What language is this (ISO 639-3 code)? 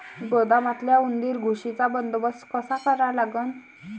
mar